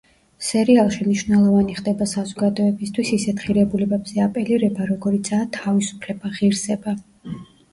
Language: Georgian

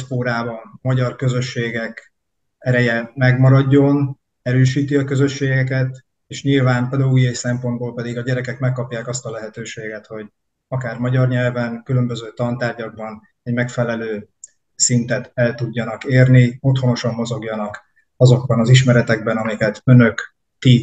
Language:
Hungarian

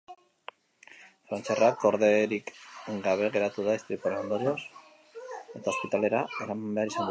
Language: Basque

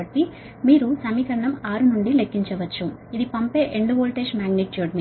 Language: Telugu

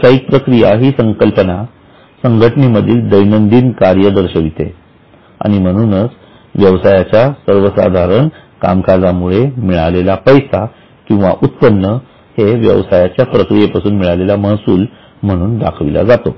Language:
Marathi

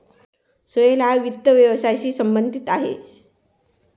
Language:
Marathi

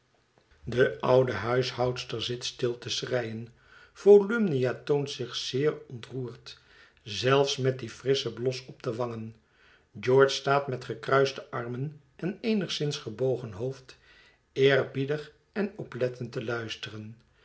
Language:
Dutch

